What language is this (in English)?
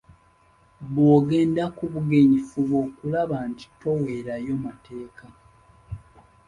Ganda